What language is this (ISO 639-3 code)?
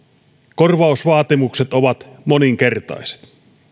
fin